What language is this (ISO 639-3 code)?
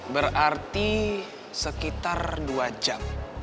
ind